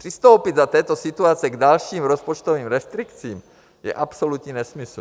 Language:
Czech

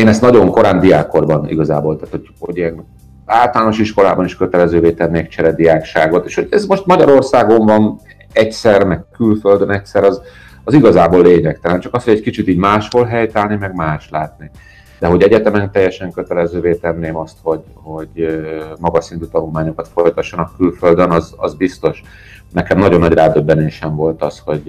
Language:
Hungarian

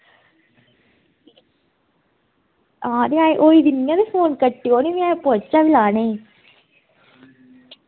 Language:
Dogri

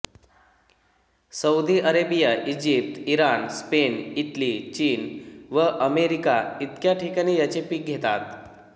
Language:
Marathi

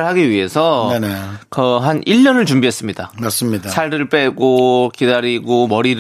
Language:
Korean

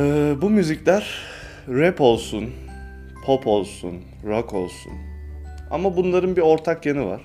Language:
Turkish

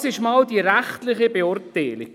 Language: Swiss German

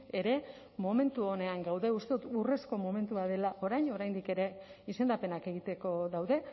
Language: Basque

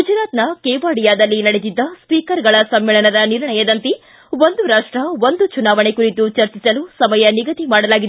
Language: Kannada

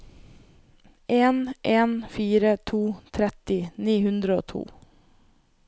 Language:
Norwegian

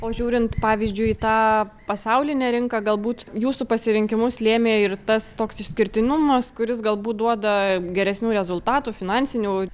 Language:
Lithuanian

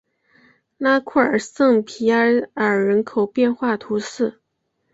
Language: Chinese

